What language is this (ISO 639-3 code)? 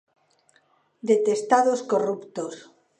glg